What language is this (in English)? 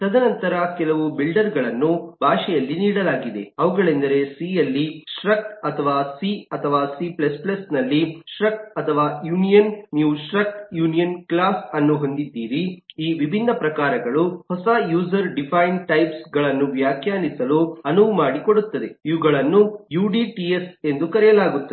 Kannada